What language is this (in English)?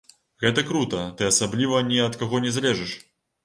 Belarusian